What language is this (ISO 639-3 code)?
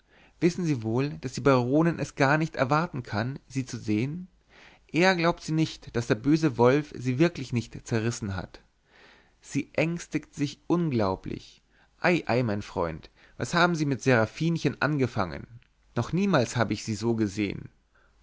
deu